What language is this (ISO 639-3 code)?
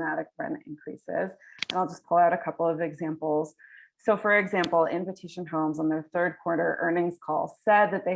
eng